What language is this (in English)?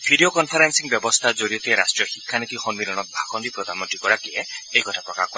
Assamese